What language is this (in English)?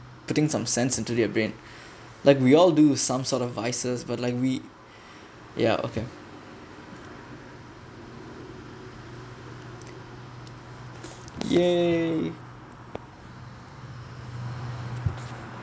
English